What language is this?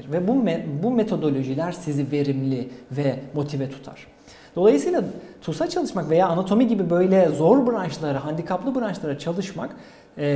Turkish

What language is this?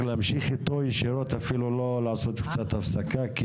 Hebrew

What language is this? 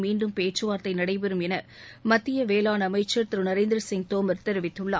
Tamil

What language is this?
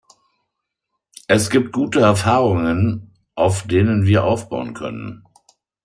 German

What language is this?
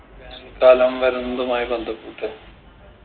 Malayalam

